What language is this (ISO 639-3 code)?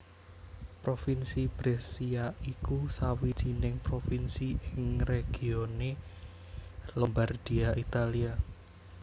jav